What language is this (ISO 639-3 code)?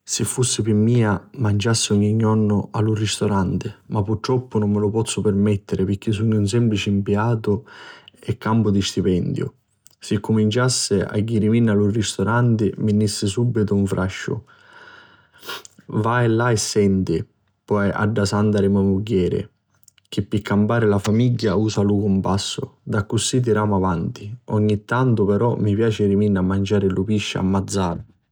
scn